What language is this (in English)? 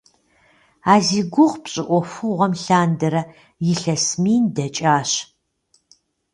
Kabardian